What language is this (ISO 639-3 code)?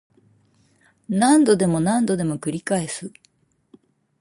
jpn